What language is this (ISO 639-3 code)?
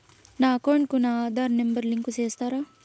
tel